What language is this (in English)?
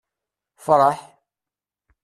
Kabyle